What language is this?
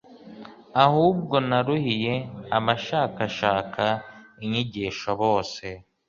Kinyarwanda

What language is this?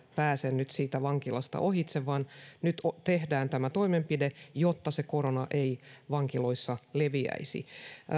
Finnish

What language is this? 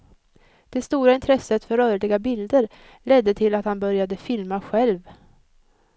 Swedish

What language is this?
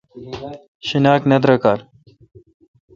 Kalkoti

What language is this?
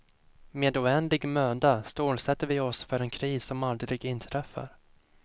Swedish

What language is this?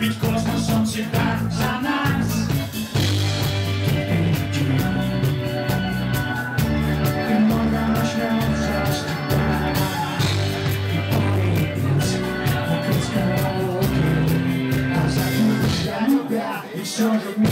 Ukrainian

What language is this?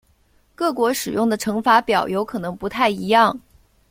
Chinese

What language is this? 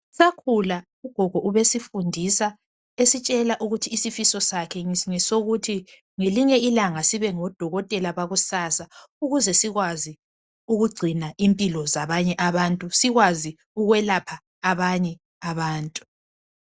North Ndebele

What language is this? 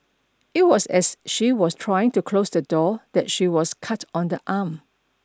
English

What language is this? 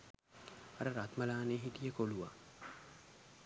Sinhala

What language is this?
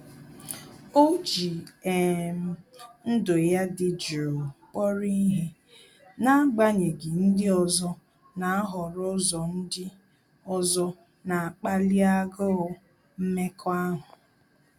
Igbo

